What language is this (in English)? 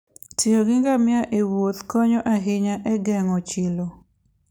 Luo (Kenya and Tanzania)